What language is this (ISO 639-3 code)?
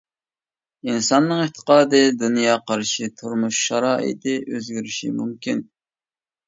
uig